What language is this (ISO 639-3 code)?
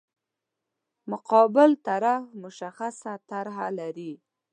pus